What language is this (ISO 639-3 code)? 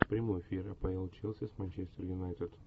rus